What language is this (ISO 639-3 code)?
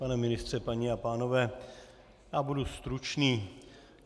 ces